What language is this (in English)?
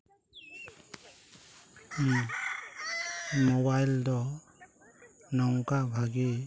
Santali